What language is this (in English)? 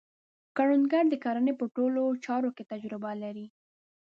Pashto